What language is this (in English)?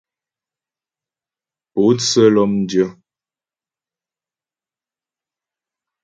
Ghomala